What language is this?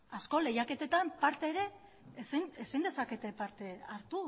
Basque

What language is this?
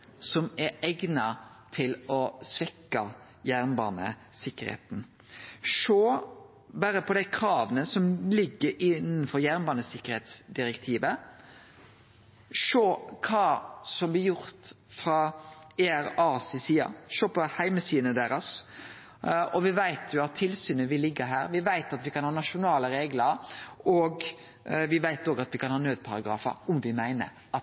Norwegian Nynorsk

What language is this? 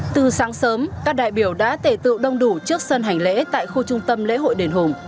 Vietnamese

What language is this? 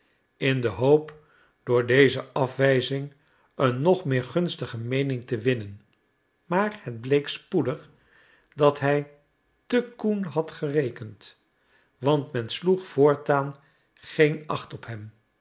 Dutch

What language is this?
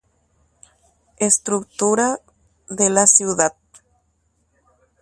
Guarani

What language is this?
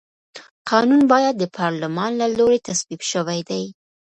Pashto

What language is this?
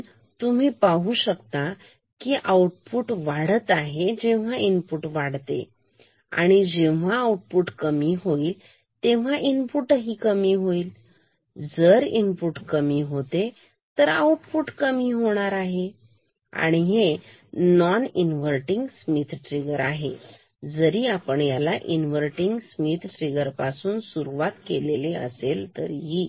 Marathi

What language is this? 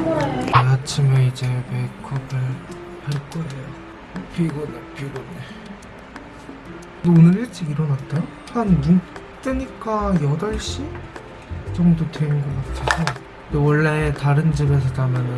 Korean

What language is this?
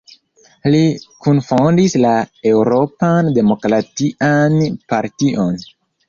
Esperanto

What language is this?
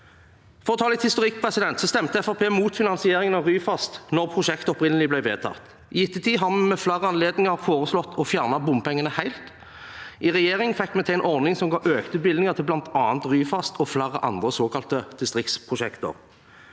Norwegian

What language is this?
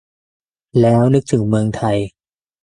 Thai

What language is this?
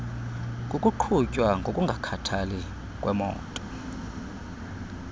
Xhosa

